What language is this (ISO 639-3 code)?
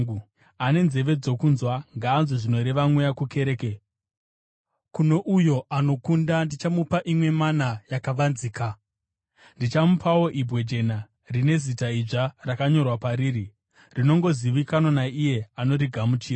sna